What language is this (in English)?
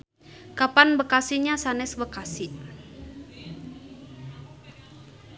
Sundanese